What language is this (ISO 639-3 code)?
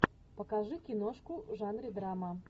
rus